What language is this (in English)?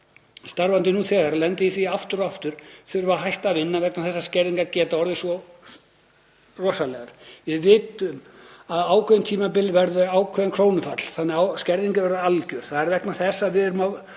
Icelandic